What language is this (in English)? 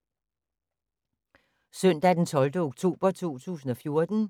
Danish